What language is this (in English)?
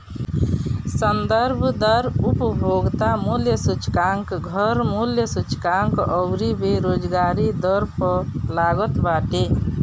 Bhojpuri